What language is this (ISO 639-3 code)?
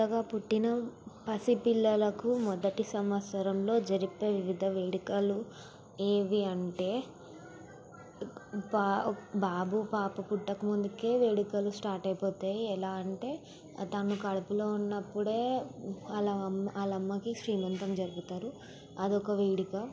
tel